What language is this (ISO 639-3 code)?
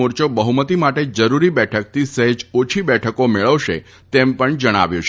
guj